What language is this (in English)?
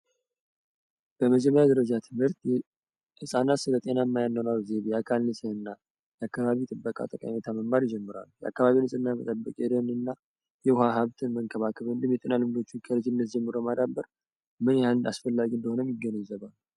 Amharic